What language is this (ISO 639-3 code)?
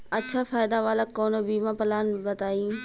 bho